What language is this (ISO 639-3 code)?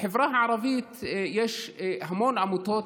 heb